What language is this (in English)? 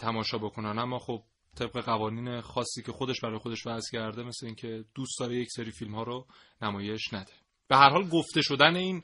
Persian